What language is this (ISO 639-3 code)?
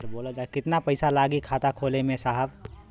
bho